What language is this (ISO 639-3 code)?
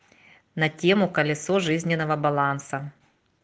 rus